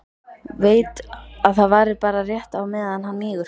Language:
Icelandic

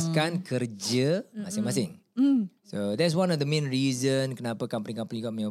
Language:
Malay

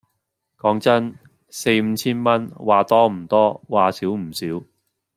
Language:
Cantonese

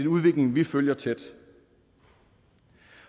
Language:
Danish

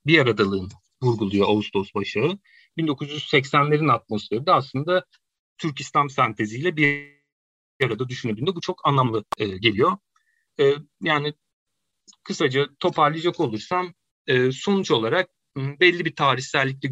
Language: Turkish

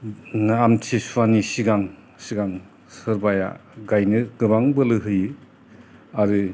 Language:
Bodo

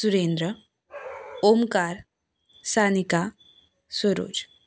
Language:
Konkani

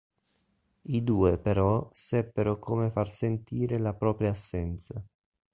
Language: Italian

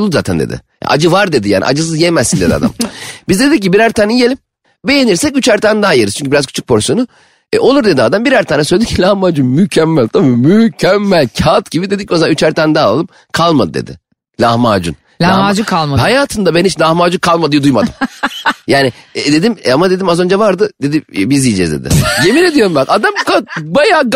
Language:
Turkish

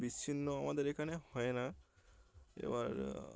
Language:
Bangla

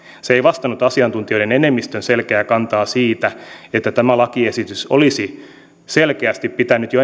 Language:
Finnish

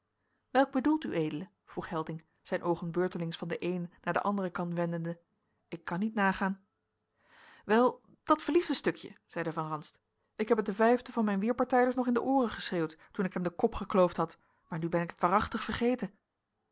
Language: Dutch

